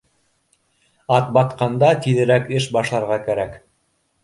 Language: Bashkir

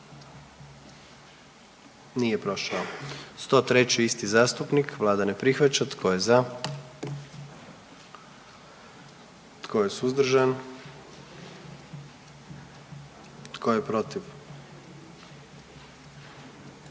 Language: Croatian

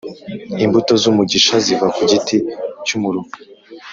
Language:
Kinyarwanda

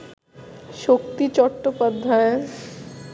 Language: Bangla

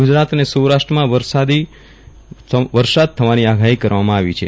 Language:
Gujarati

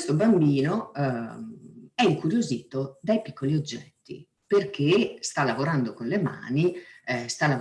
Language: Italian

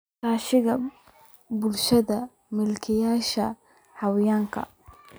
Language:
Somali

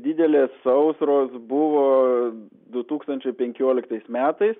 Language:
Lithuanian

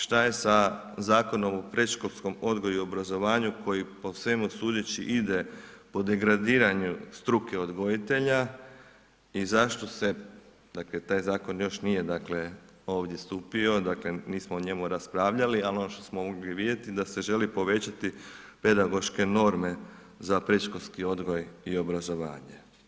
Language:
Croatian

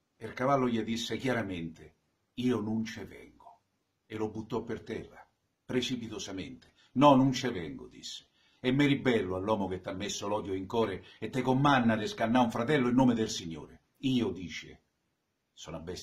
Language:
Italian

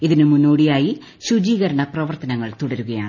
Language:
Malayalam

